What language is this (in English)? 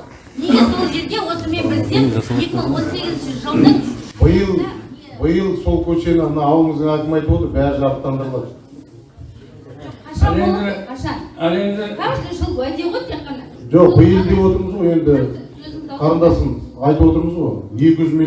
Turkish